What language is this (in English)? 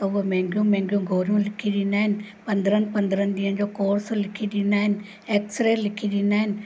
Sindhi